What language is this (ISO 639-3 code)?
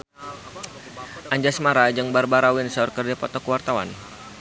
sun